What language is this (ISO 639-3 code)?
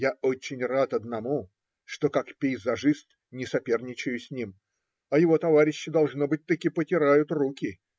rus